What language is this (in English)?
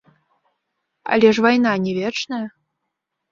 Belarusian